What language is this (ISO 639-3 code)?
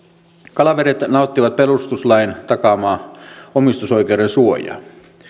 fin